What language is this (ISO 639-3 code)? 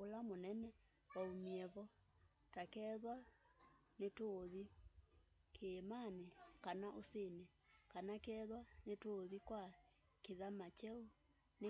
kam